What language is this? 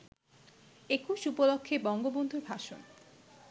Bangla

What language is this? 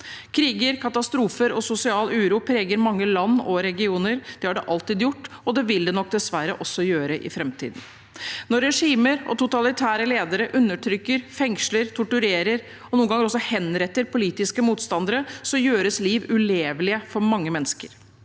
Norwegian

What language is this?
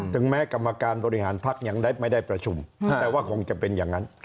Thai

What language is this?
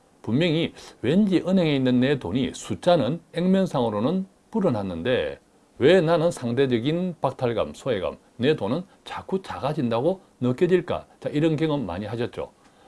Korean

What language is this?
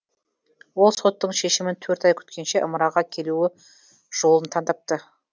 Kazakh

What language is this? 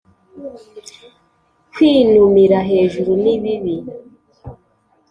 Kinyarwanda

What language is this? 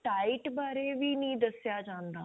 Punjabi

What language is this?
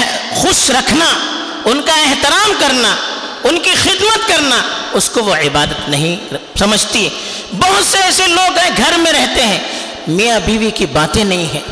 Urdu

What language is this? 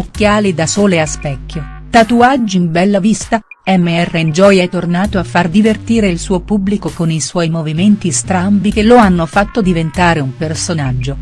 Italian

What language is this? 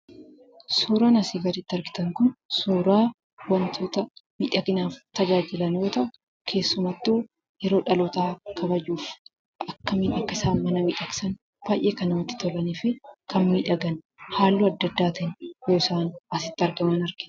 Oromo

